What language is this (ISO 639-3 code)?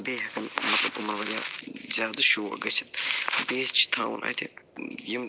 kas